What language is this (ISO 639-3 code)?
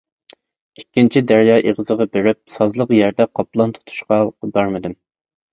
uig